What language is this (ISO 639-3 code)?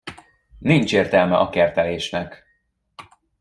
hun